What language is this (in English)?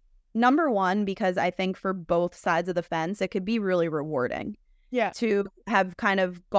English